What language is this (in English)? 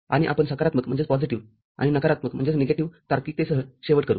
Marathi